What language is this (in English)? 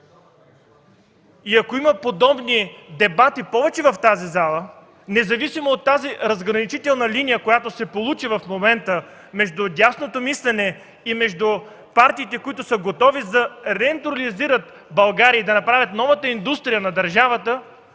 Bulgarian